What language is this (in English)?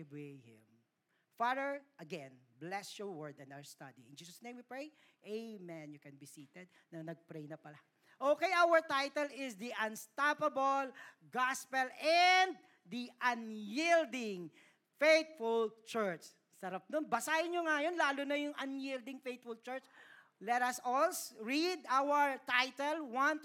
Filipino